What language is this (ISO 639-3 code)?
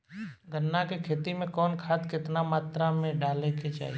bho